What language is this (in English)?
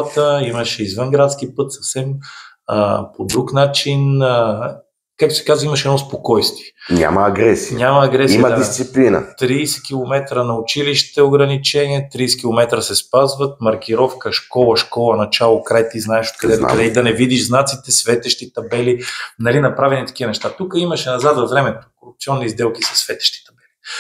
Bulgarian